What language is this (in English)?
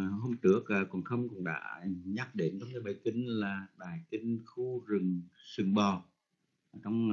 Vietnamese